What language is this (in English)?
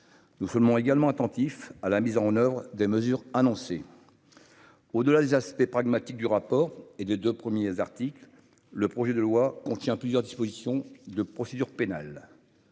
French